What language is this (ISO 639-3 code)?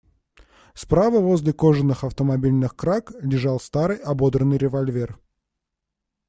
rus